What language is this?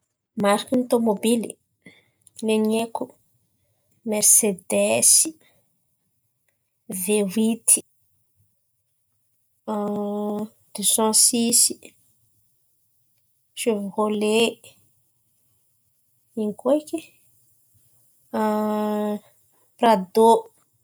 Antankarana Malagasy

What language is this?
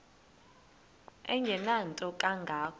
Xhosa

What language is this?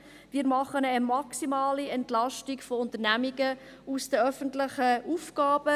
Swiss German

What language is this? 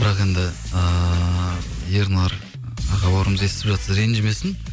Kazakh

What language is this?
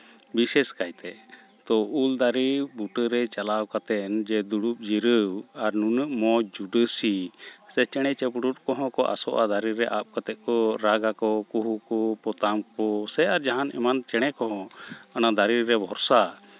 Santali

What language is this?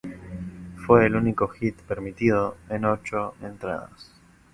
Spanish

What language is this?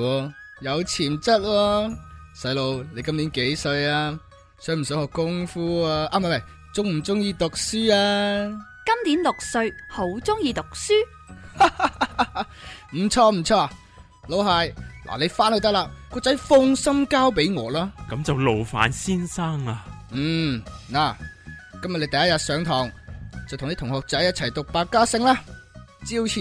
Chinese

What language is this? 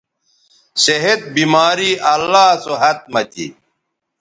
Bateri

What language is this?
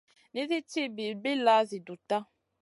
Masana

